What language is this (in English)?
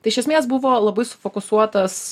Lithuanian